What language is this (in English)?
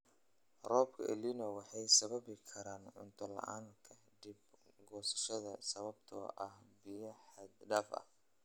Somali